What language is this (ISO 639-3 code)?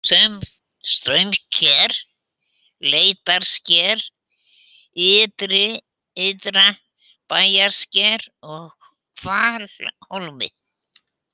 isl